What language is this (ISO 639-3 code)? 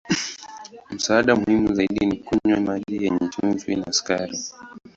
swa